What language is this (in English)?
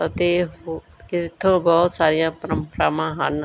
Punjabi